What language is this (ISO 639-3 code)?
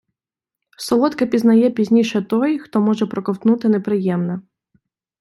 ukr